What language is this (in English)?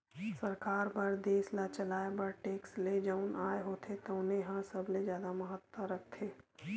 Chhattisgarhi